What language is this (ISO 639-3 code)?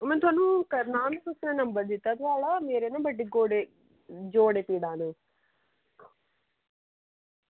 doi